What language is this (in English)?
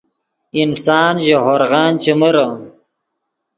Yidgha